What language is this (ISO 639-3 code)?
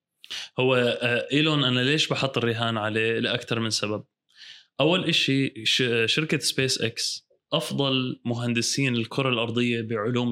ara